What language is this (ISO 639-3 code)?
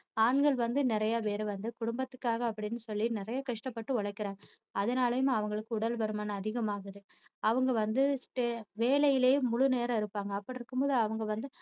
tam